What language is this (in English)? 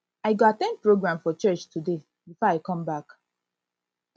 Nigerian Pidgin